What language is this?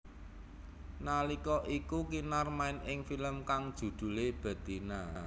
Javanese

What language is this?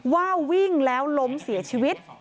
Thai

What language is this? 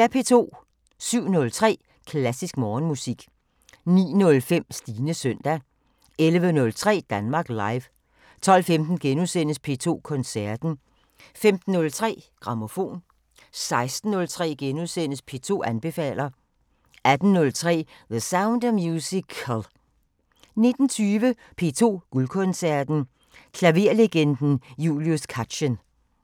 Danish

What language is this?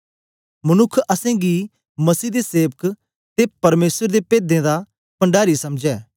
Dogri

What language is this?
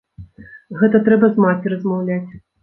Belarusian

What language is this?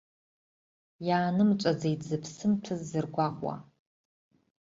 Abkhazian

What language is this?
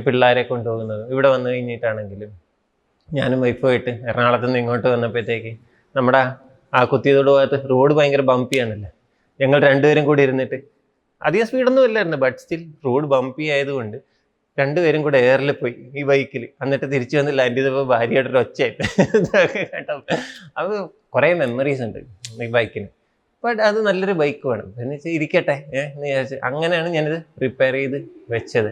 Malayalam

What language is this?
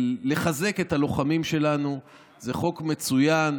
Hebrew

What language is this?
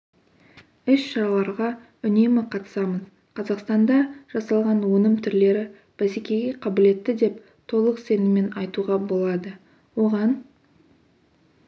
Kazakh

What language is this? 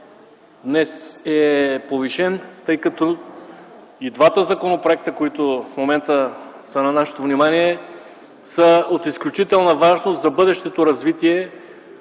Bulgarian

